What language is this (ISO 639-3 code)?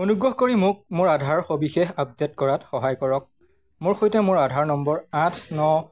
asm